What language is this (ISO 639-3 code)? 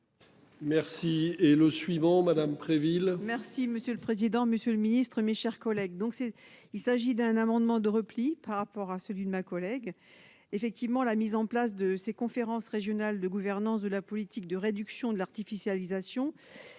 fra